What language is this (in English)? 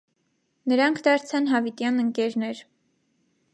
Armenian